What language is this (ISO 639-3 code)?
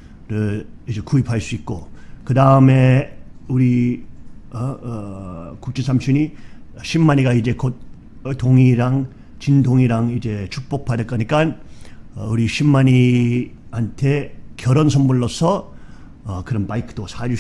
kor